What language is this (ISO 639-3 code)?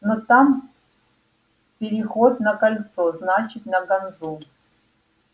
rus